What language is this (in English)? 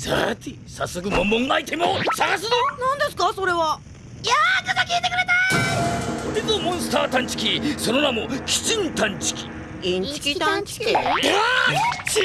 Japanese